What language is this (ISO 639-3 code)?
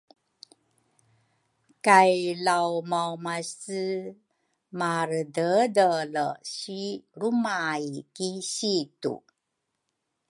dru